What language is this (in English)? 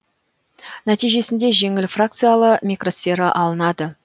Kazakh